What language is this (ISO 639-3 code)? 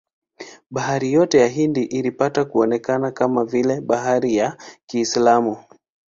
swa